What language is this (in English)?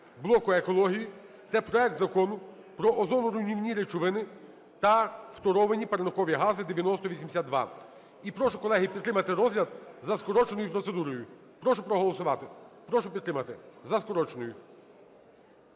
Ukrainian